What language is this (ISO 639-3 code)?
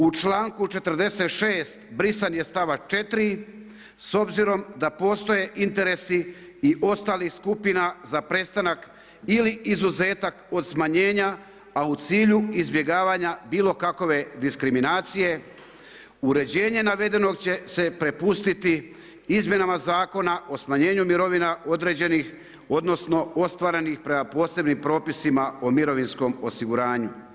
hrv